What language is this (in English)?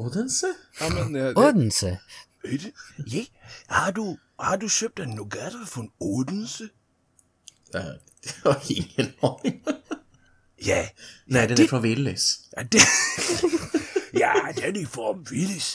Swedish